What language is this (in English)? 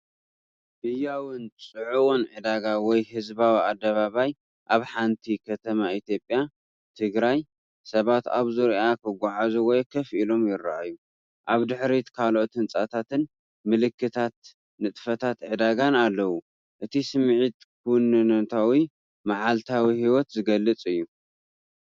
Tigrinya